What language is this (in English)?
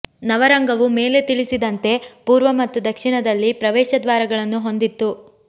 Kannada